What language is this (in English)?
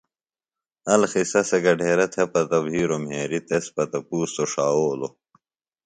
Phalura